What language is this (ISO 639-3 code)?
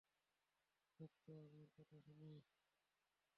ben